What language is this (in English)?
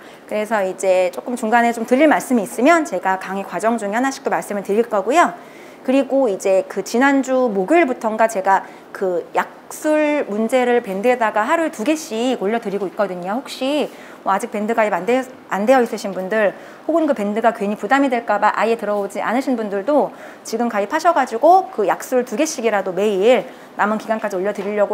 Korean